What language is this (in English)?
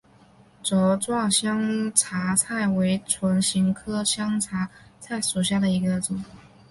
Chinese